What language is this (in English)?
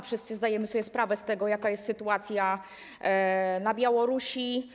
Polish